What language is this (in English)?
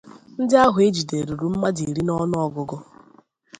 Igbo